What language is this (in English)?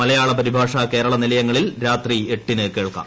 Malayalam